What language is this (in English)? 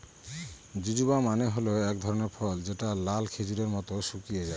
Bangla